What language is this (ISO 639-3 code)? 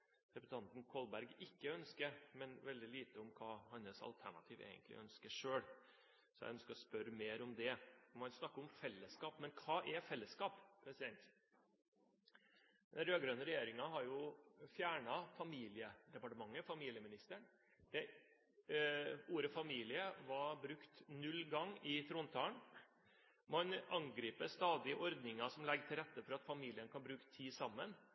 nob